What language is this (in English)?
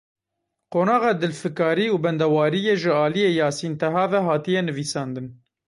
Kurdish